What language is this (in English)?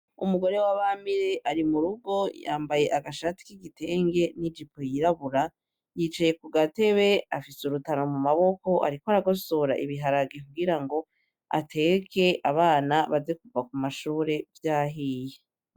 Rundi